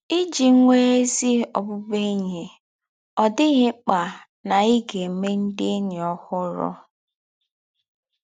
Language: Igbo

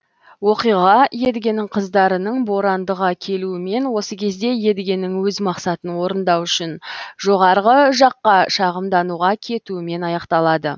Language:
Kazakh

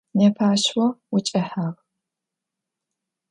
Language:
Adyghe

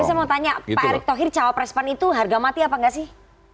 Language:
Indonesian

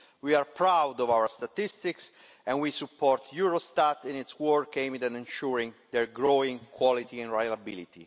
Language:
English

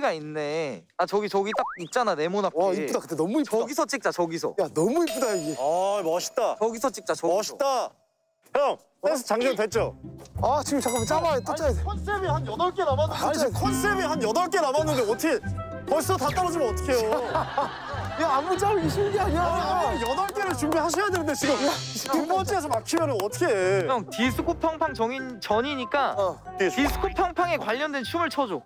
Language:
Korean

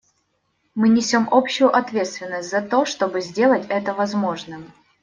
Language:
Russian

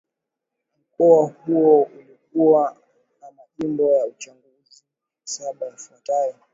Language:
Swahili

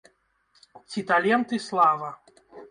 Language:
Belarusian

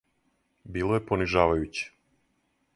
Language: Serbian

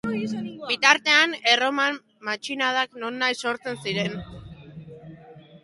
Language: Basque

